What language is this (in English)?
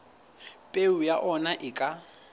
Southern Sotho